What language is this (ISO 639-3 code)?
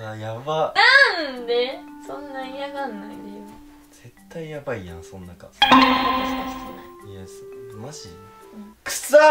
jpn